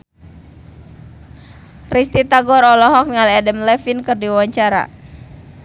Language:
Sundanese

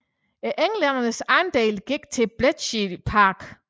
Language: Danish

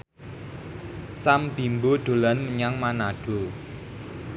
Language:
Javanese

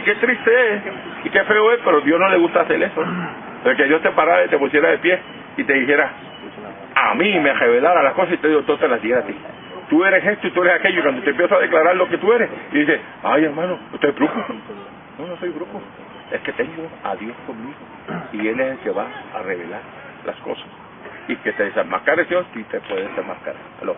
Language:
Spanish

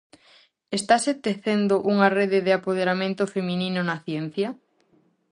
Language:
Galician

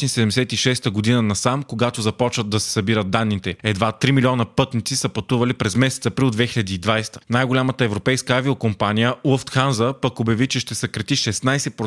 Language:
Bulgarian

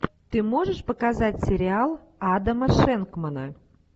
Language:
Russian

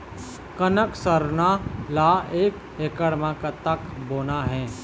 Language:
Chhattisgarhi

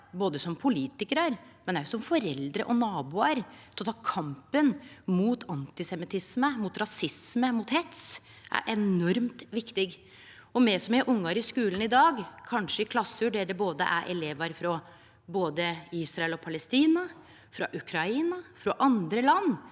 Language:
Norwegian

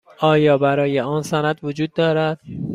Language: Persian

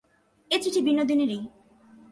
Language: Bangla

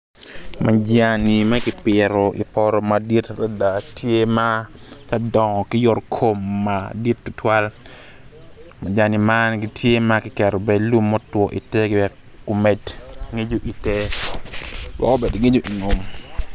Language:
Acoli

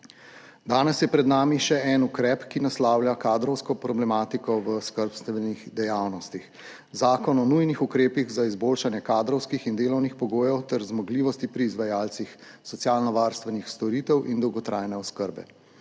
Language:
Slovenian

